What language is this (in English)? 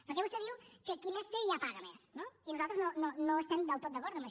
Catalan